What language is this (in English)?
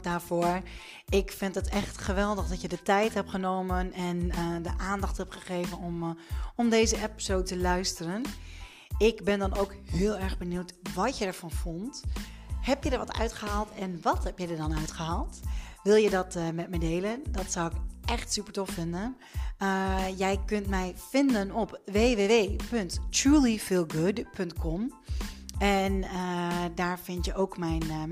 Dutch